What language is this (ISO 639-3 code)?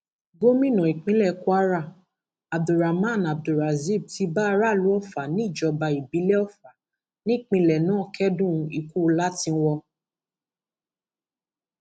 yor